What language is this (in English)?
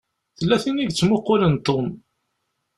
Kabyle